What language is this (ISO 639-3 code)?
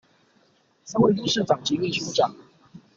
zho